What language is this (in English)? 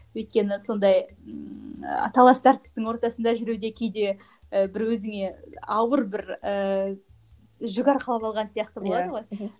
Kazakh